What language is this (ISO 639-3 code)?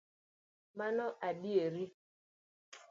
luo